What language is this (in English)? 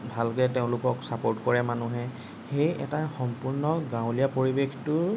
Assamese